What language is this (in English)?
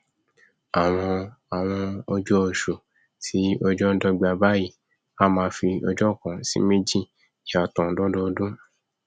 Yoruba